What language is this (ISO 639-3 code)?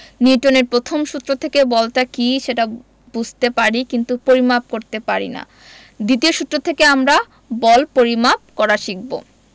ben